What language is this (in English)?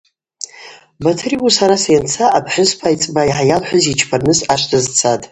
Abaza